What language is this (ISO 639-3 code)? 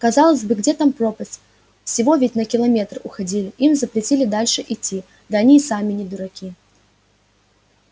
rus